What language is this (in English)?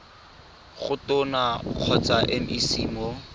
Tswana